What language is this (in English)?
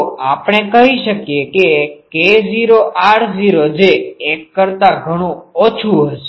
Gujarati